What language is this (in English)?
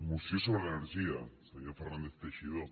Catalan